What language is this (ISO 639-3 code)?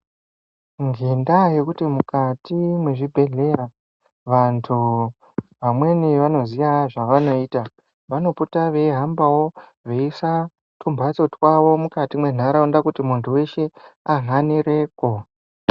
ndc